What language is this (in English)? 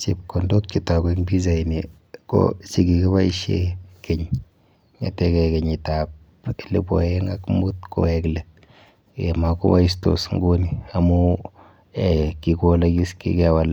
Kalenjin